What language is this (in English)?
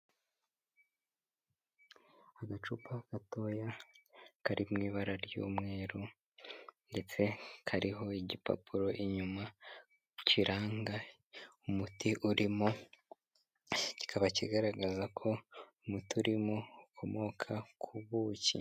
Kinyarwanda